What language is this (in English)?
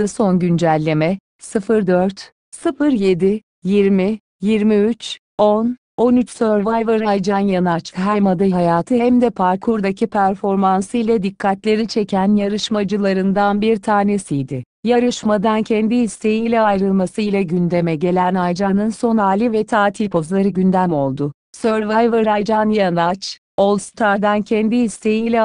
Turkish